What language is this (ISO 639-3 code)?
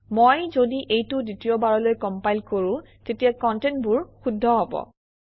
asm